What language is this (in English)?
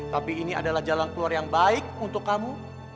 Indonesian